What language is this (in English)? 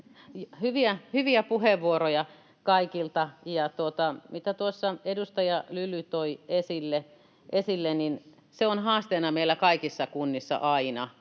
Finnish